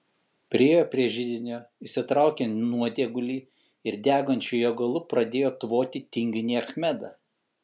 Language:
Lithuanian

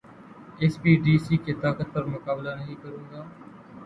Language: Urdu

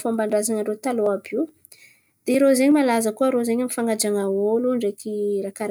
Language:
Antankarana Malagasy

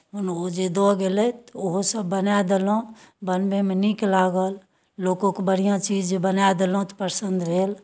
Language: Maithili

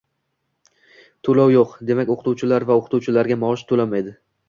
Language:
Uzbek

